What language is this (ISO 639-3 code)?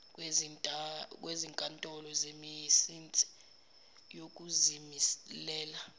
zul